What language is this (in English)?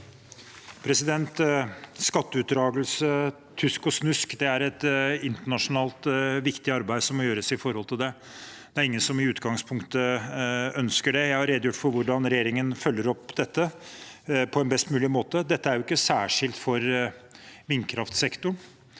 Norwegian